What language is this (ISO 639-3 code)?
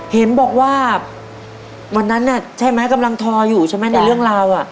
tha